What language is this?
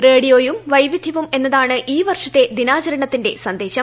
Malayalam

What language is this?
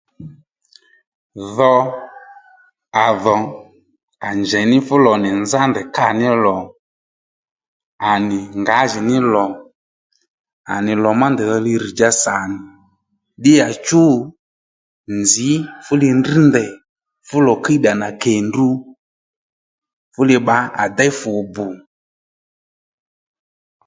Lendu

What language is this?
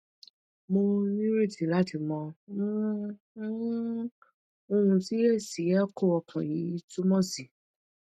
Yoruba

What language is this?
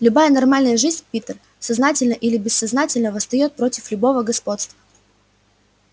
Russian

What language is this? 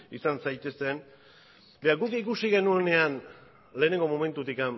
Basque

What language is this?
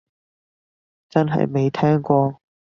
Cantonese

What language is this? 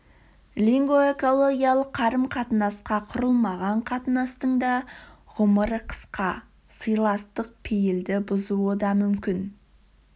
Kazakh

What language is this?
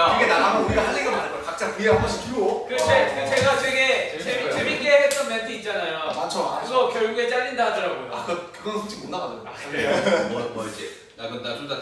Korean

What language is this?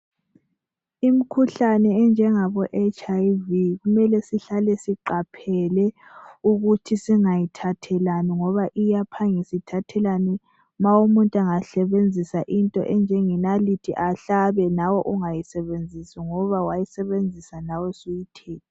North Ndebele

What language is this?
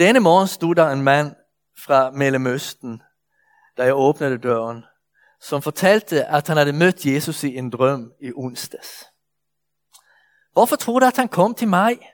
Danish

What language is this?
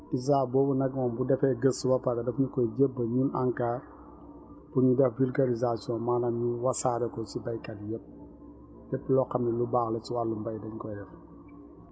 Wolof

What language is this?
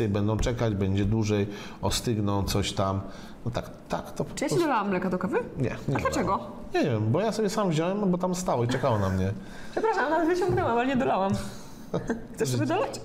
Polish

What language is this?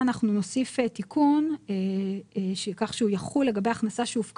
Hebrew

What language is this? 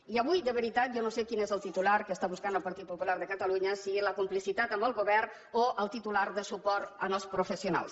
Catalan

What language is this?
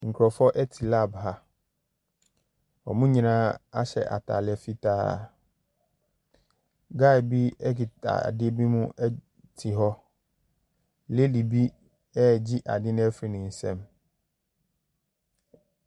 Akan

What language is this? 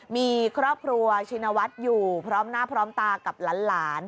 Thai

